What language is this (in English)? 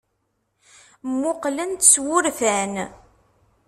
Kabyle